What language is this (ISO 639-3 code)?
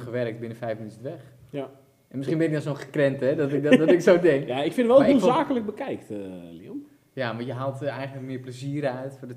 nld